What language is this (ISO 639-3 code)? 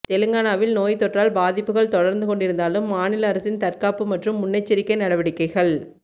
tam